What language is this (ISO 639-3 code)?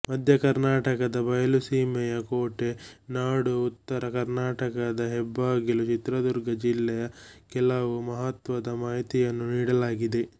kan